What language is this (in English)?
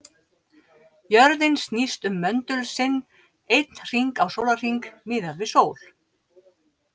Icelandic